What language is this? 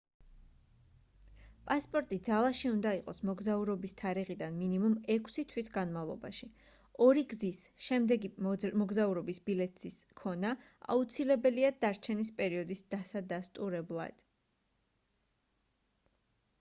Georgian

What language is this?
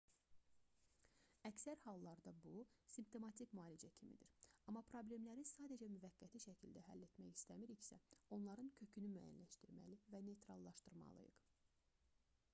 Azerbaijani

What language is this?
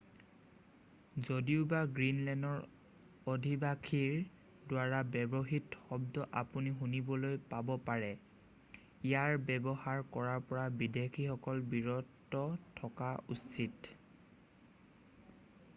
Assamese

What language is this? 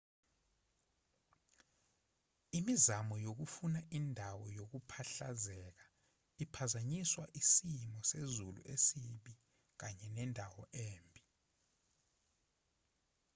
Zulu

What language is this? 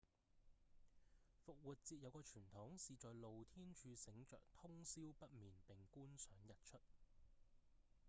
Cantonese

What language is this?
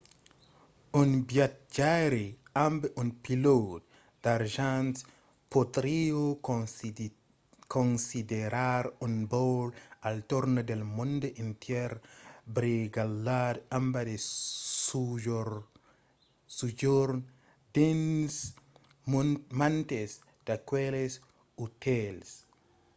Occitan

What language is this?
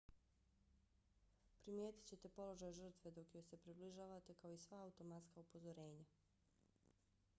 Bosnian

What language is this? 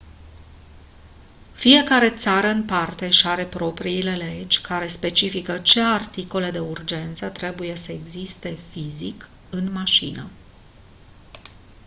Romanian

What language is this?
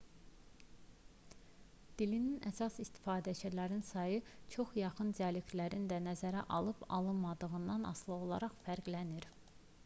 Azerbaijani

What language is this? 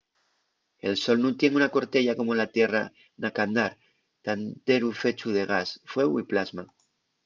Asturian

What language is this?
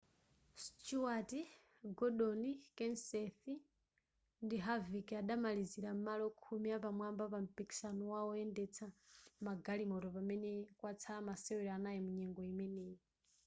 Nyanja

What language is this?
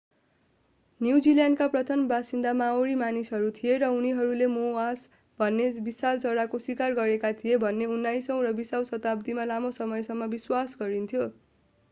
Nepali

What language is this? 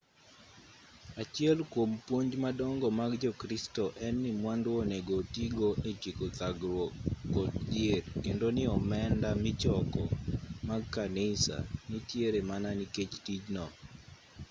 Luo (Kenya and Tanzania)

